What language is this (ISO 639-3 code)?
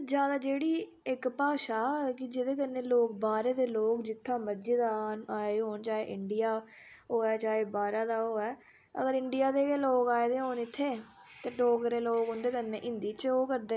doi